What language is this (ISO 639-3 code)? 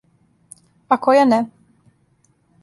srp